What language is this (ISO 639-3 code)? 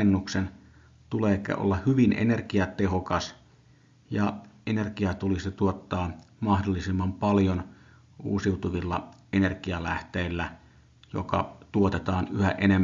fin